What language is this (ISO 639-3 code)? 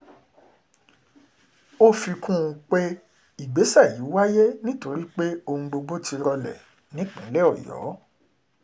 yor